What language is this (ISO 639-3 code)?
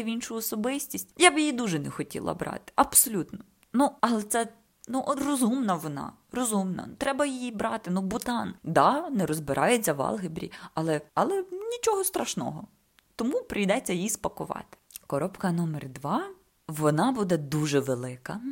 ukr